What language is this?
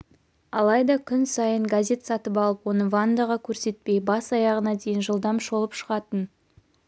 Kazakh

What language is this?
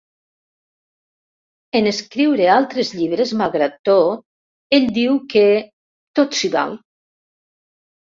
Catalan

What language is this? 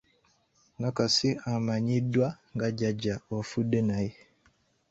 Ganda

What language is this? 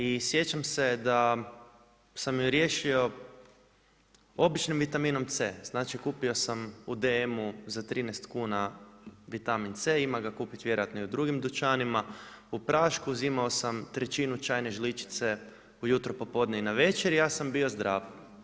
Croatian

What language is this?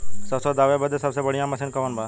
Bhojpuri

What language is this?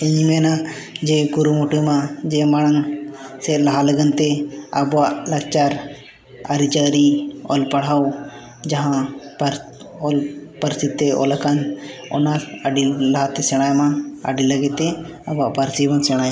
Santali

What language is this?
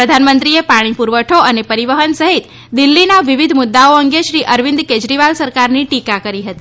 Gujarati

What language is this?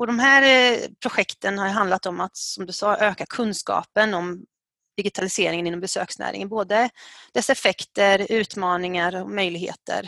Swedish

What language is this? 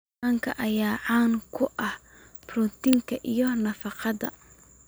Somali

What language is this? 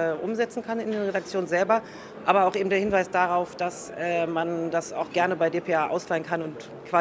German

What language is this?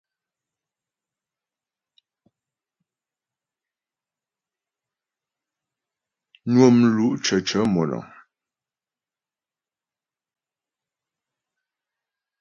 Ghomala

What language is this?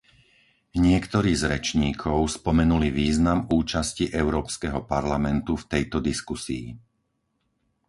Slovak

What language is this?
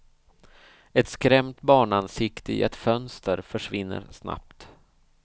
Swedish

